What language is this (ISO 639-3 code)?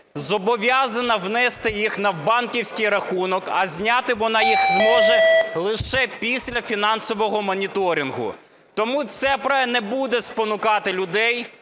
ukr